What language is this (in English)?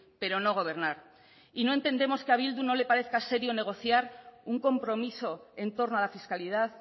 Spanish